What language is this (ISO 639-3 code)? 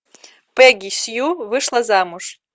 rus